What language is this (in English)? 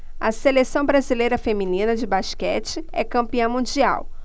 Portuguese